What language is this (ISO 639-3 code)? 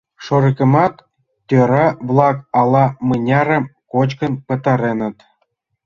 chm